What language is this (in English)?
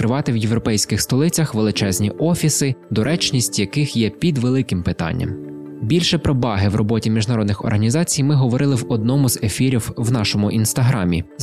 Ukrainian